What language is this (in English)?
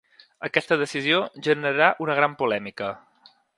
Catalan